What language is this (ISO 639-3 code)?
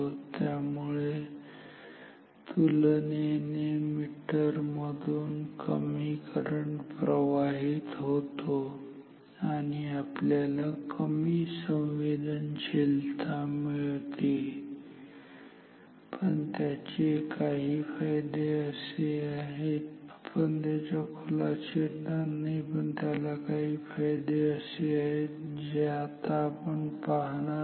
mar